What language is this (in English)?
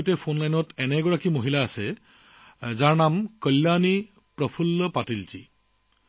Assamese